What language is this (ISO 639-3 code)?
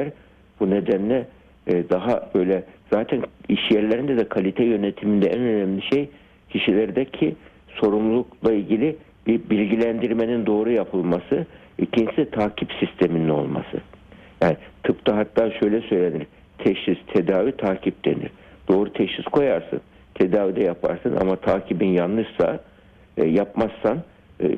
tur